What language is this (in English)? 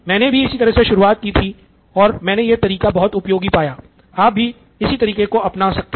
Hindi